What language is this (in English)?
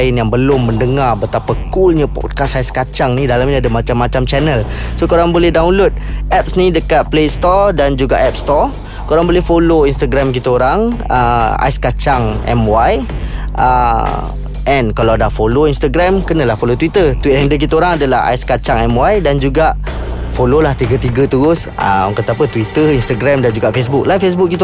Malay